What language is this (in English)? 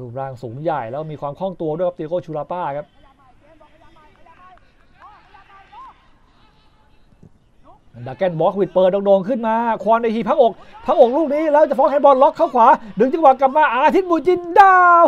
Thai